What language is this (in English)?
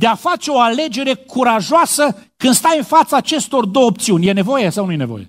Romanian